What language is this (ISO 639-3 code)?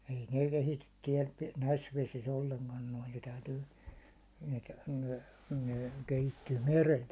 fin